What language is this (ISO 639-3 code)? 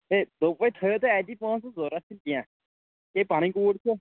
kas